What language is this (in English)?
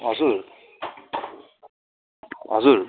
Nepali